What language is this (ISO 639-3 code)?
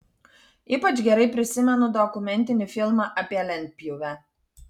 lit